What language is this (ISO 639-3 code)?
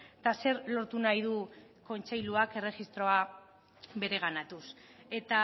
eus